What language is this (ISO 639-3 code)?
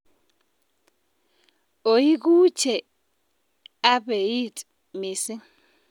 kln